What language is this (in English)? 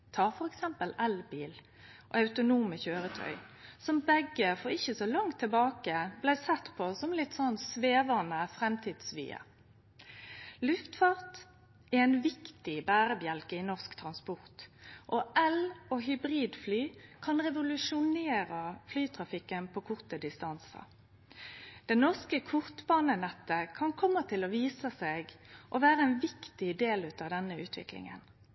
Norwegian Nynorsk